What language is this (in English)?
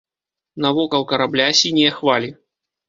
Belarusian